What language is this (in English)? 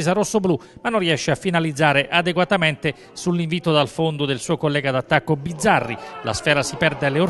Italian